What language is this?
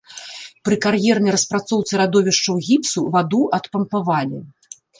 Belarusian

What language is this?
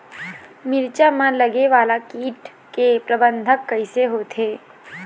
Chhattisgarhi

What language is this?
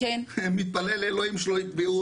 Hebrew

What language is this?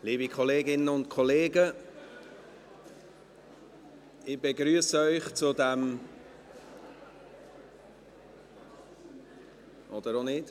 Swiss German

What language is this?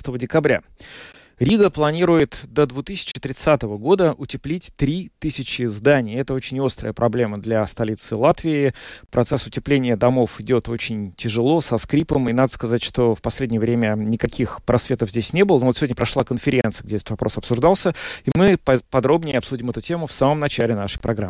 Russian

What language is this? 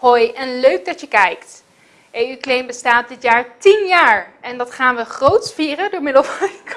Dutch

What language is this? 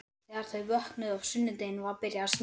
Icelandic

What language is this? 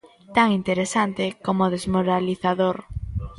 Galician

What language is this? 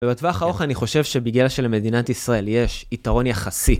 Hebrew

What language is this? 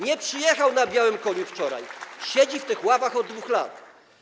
Polish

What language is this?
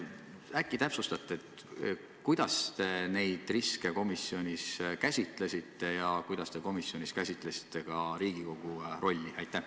Estonian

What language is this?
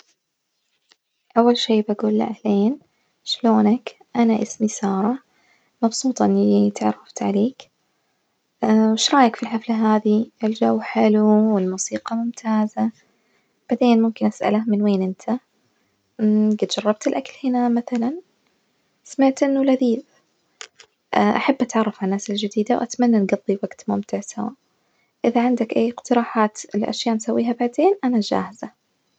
Najdi Arabic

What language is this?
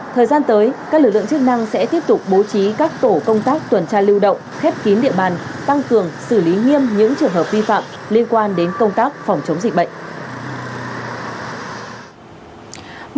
Vietnamese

